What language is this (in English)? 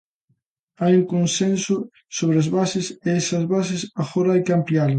Galician